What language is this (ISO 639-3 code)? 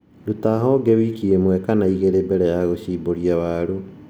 kik